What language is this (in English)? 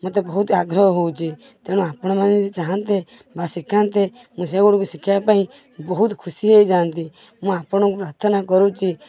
Odia